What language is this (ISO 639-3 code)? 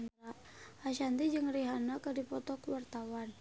sun